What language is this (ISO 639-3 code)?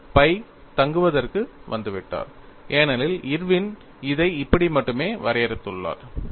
tam